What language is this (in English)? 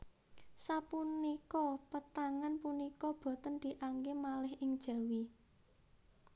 Javanese